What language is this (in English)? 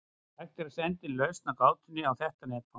Icelandic